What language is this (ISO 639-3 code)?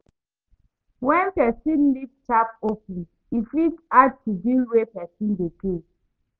pcm